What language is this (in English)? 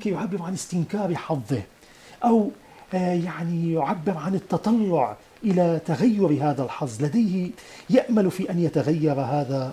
Arabic